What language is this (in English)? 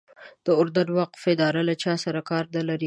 Pashto